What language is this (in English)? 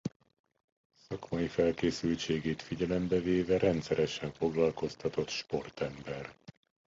Hungarian